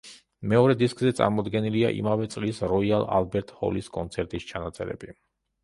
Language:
Georgian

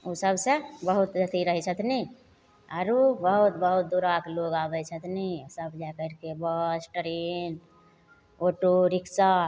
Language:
Maithili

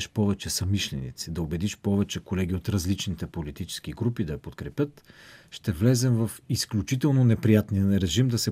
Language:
Bulgarian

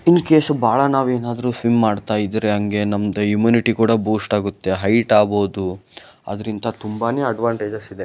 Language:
Kannada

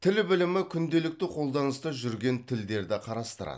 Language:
Kazakh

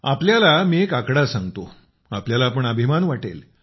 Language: Marathi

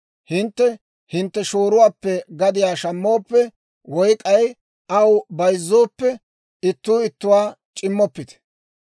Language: Dawro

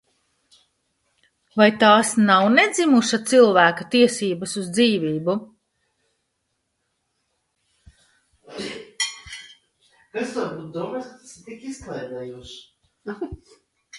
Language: Latvian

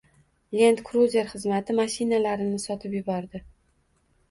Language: Uzbek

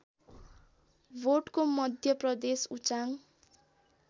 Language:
Nepali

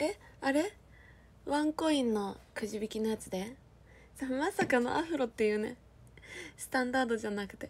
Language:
Japanese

